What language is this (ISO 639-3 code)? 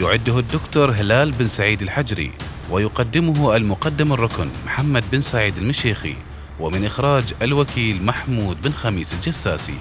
ara